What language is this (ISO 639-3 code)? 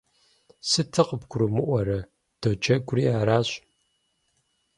kbd